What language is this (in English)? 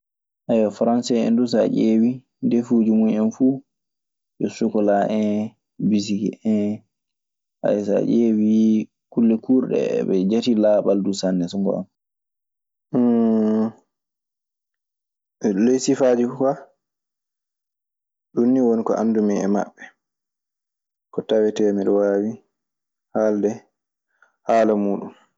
Maasina Fulfulde